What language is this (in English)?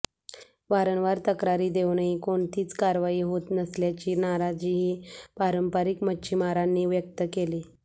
Marathi